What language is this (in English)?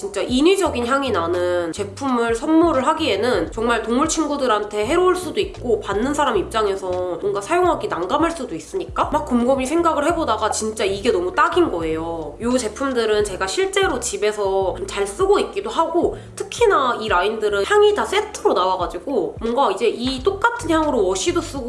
Korean